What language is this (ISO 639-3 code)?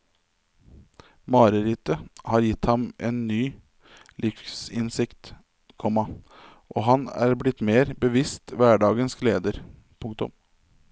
nor